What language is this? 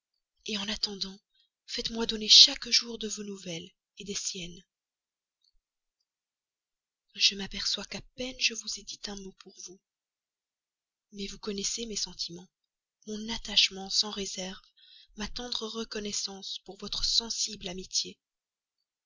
French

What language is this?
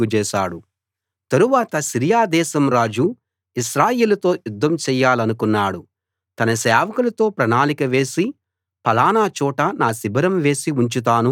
Telugu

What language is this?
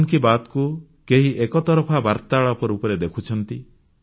Odia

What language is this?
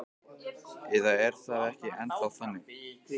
Icelandic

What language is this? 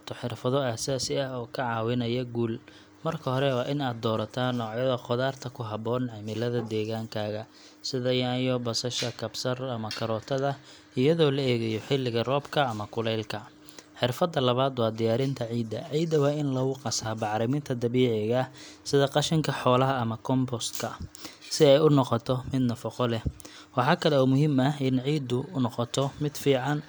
Somali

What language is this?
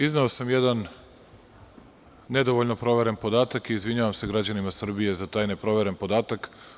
Serbian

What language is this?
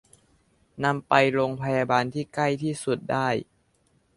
Thai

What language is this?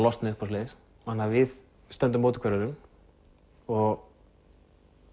Icelandic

